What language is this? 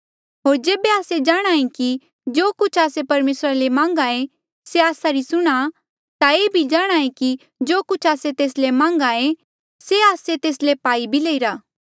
Mandeali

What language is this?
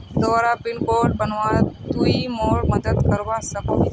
Magahi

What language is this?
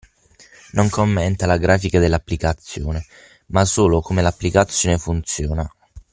Italian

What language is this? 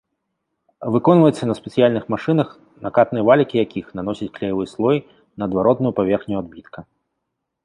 Belarusian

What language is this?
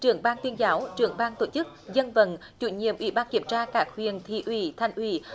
Vietnamese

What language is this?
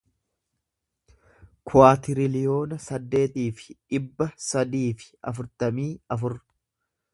Oromo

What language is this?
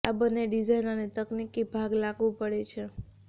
Gujarati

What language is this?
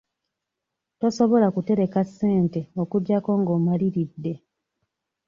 Ganda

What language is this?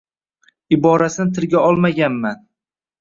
Uzbek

